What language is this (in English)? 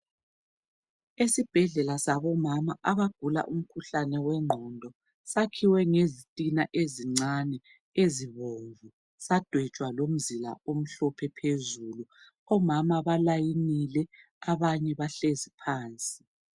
North Ndebele